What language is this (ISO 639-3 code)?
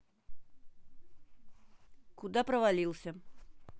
rus